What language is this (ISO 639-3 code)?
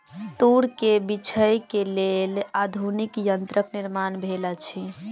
mai